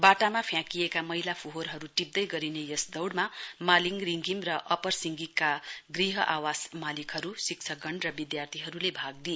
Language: Nepali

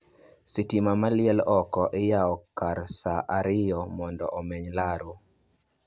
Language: Luo (Kenya and Tanzania)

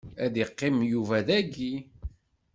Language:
Kabyle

